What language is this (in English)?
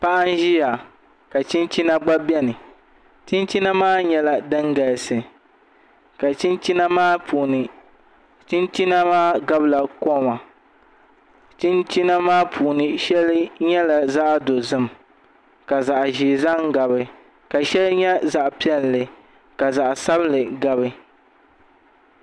Dagbani